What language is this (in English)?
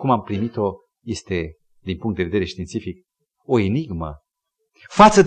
Romanian